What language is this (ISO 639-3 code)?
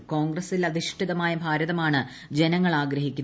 mal